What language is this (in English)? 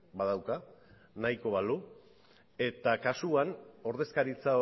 Basque